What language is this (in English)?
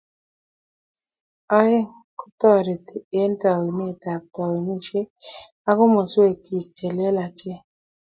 Kalenjin